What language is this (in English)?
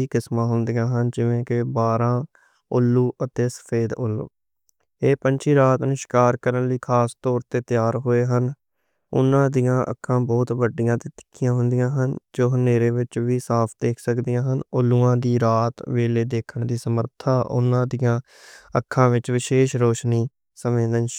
Western Panjabi